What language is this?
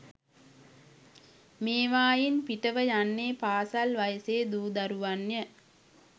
Sinhala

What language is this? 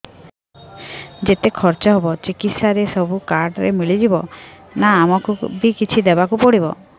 Odia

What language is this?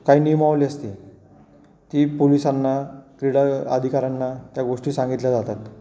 Marathi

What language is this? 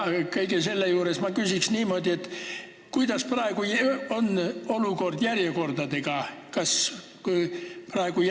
Estonian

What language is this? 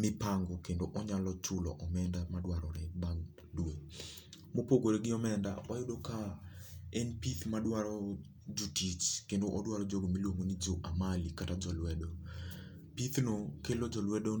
Luo (Kenya and Tanzania)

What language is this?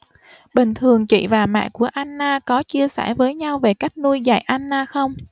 Vietnamese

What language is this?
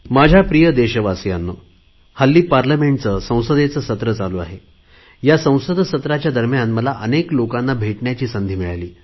Marathi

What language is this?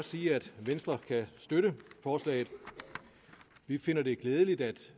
Danish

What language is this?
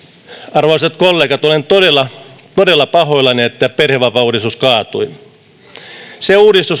Finnish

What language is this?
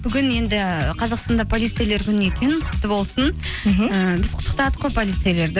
Kazakh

